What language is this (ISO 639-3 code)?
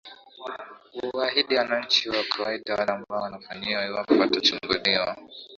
swa